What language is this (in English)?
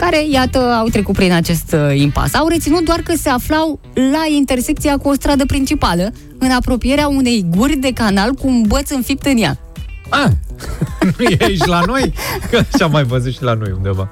Romanian